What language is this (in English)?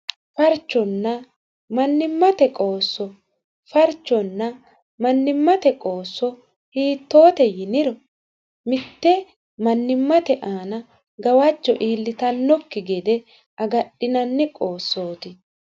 Sidamo